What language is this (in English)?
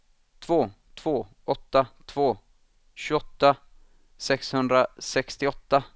Swedish